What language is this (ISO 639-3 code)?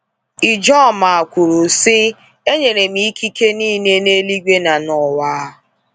ibo